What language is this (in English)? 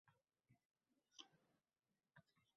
Uzbek